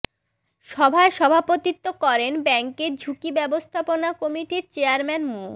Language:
Bangla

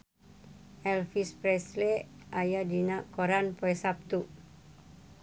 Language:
Sundanese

